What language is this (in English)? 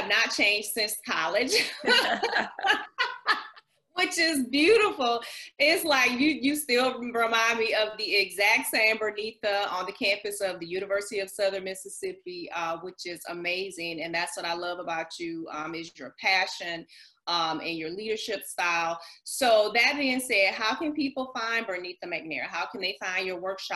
English